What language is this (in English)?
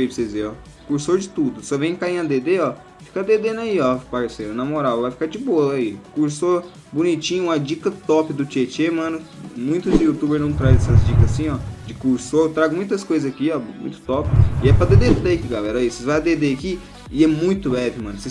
Portuguese